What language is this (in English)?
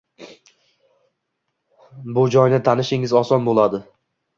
Uzbek